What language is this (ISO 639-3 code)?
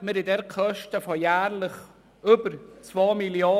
gsw